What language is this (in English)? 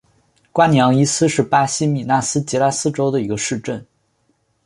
Chinese